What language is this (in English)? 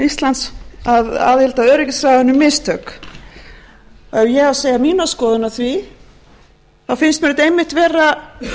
Icelandic